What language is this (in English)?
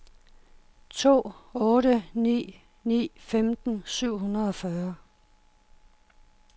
Danish